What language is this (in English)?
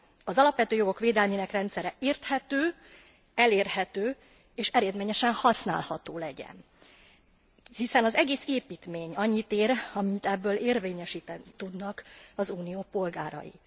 Hungarian